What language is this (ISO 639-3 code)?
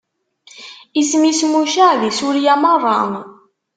kab